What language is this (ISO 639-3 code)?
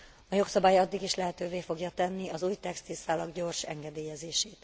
hun